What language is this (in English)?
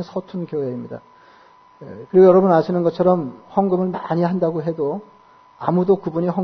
Korean